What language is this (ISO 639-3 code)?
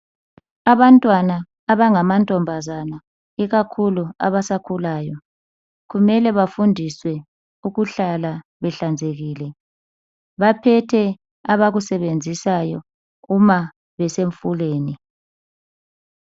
nde